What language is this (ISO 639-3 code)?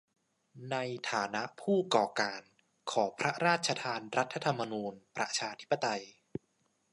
tha